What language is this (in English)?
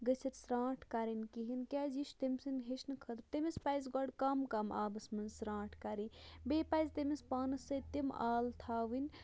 Kashmiri